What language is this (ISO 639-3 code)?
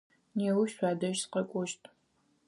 ady